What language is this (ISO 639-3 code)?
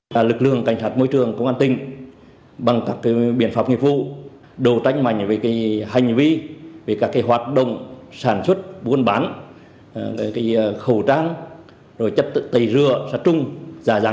vie